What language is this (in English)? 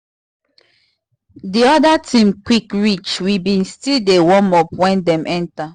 Nigerian Pidgin